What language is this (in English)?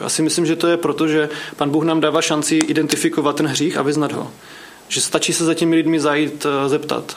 Czech